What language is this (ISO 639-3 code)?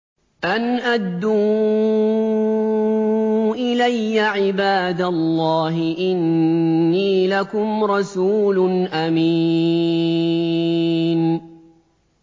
ara